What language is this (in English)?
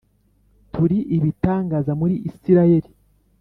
Kinyarwanda